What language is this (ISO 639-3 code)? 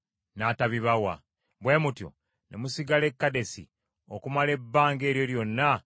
lug